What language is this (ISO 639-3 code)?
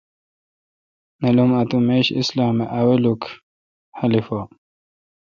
xka